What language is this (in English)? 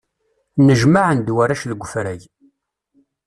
Kabyle